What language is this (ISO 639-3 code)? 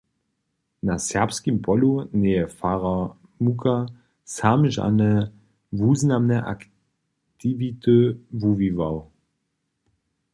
hsb